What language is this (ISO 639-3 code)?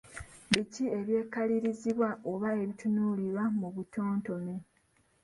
lug